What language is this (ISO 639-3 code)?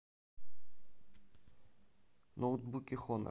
rus